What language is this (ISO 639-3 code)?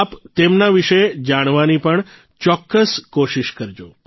guj